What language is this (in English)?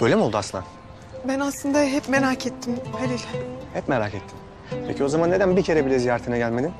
Turkish